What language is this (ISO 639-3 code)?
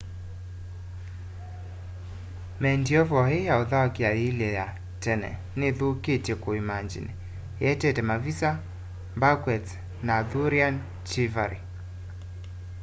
kam